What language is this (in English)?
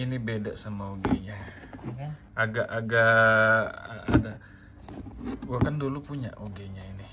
Indonesian